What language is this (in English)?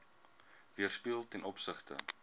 Afrikaans